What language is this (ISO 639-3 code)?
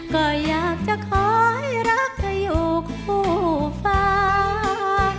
tha